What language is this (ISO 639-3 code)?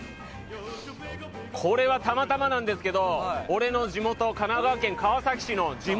jpn